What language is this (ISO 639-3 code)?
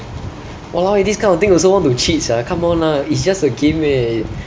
eng